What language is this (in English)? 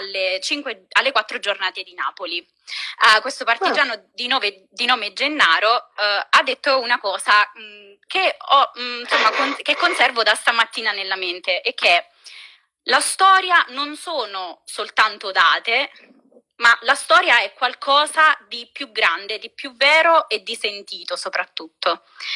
Italian